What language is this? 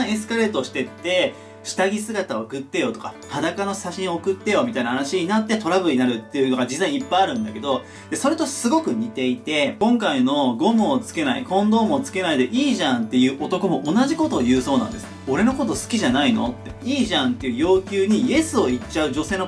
Japanese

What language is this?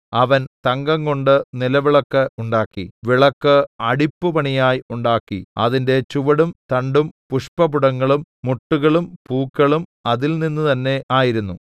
Malayalam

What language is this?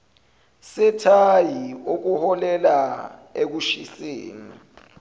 Zulu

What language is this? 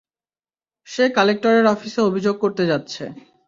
Bangla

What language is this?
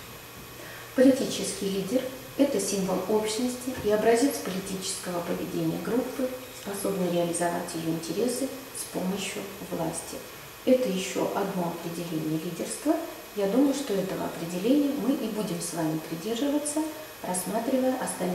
Russian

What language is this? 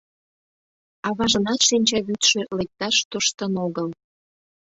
Mari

